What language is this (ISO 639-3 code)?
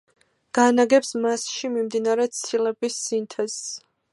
kat